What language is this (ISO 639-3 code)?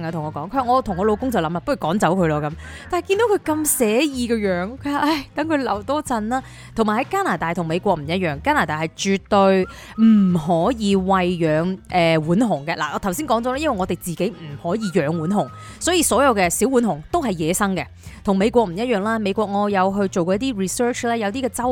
zho